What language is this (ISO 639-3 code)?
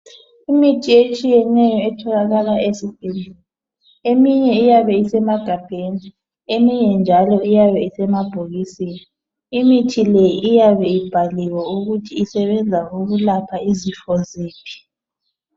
nde